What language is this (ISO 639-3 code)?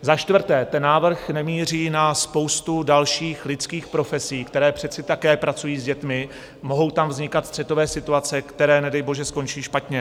ces